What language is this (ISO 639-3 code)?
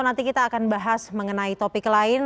ind